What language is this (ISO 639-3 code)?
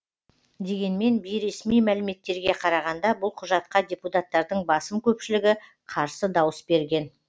kaz